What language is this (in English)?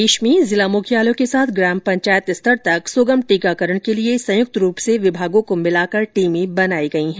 Hindi